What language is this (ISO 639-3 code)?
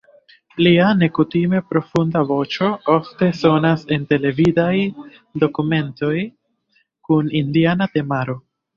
epo